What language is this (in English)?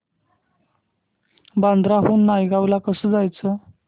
Marathi